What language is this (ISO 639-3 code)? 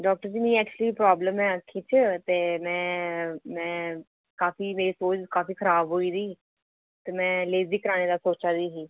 doi